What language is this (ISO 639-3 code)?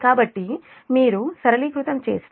tel